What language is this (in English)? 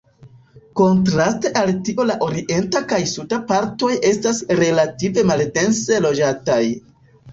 Esperanto